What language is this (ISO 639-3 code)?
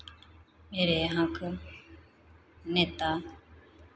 hin